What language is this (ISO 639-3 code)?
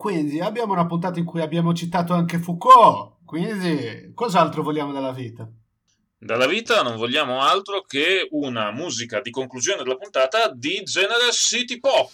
ita